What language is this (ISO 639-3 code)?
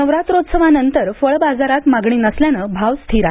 mar